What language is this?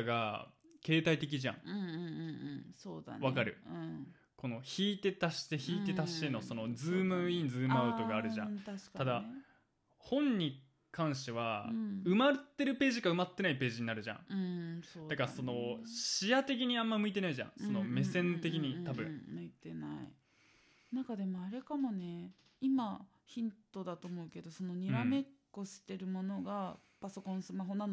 Japanese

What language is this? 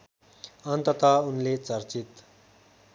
Nepali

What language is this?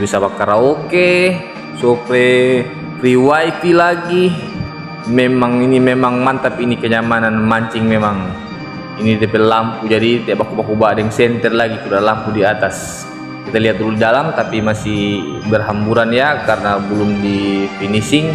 Indonesian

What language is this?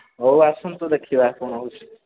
Odia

